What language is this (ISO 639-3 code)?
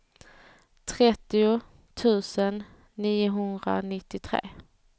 swe